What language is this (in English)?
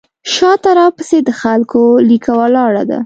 Pashto